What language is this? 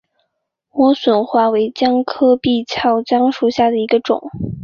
Chinese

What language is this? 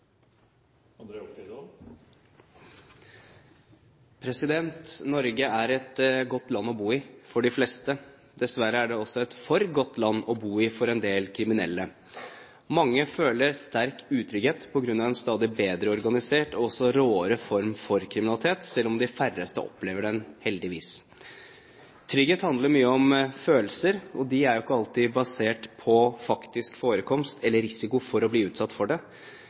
Norwegian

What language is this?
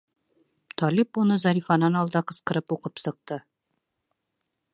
Bashkir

